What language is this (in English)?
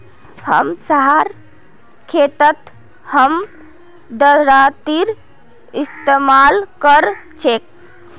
Magahi